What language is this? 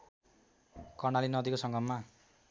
Nepali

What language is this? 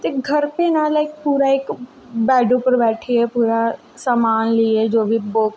Dogri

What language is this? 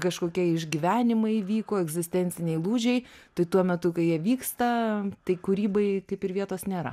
Lithuanian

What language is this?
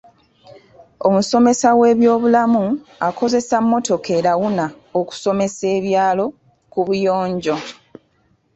Ganda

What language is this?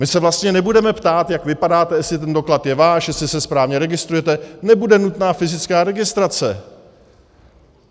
Czech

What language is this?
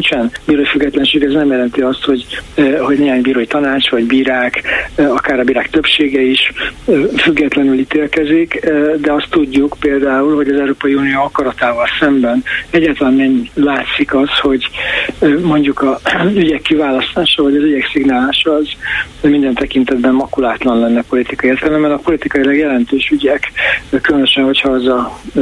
Hungarian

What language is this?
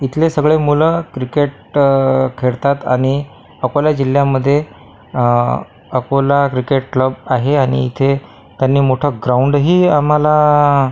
Marathi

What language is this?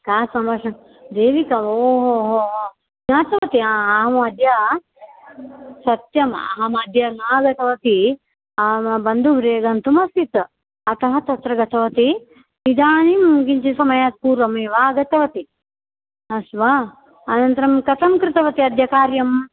Sanskrit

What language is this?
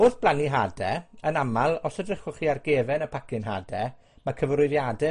Welsh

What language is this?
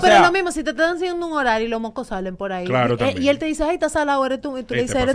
Spanish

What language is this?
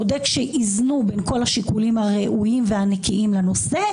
Hebrew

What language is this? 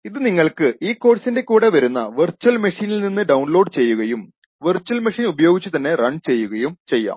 Malayalam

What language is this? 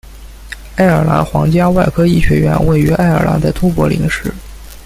Chinese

